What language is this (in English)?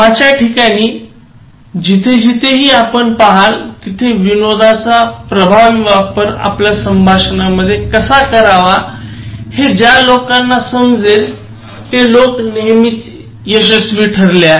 Marathi